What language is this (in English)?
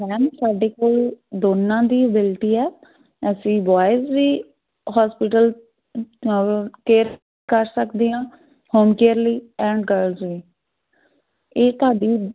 Punjabi